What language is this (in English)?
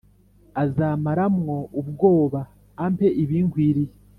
Kinyarwanda